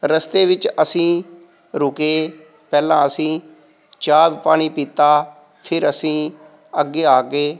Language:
Punjabi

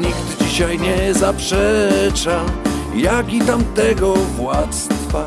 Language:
Polish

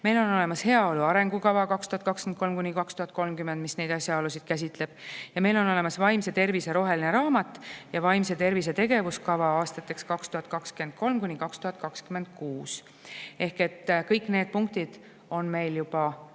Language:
Estonian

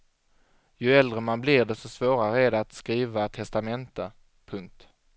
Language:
Swedish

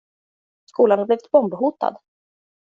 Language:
Swedish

